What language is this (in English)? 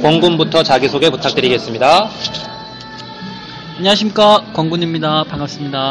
Korean